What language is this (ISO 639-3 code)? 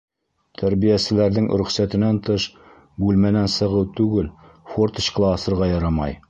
bak